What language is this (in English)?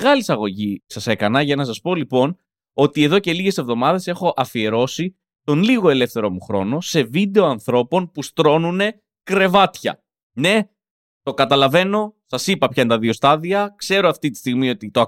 Greek